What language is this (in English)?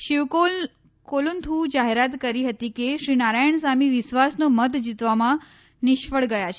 Gujarati